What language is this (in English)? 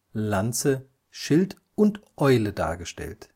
German